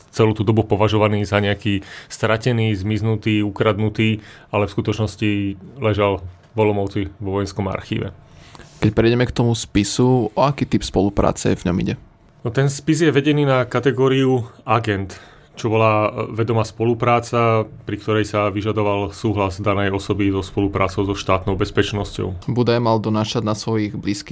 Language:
Slovak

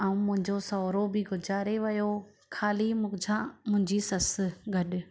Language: Sindhi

